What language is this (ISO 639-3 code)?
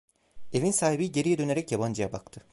tur